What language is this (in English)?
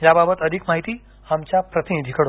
Marathi